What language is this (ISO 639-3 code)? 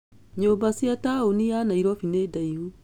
kik